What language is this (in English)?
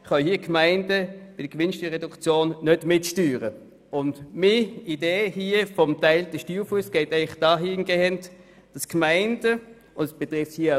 Swiss German